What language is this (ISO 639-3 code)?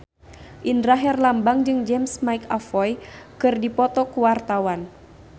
sun